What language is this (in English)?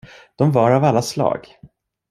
Swedish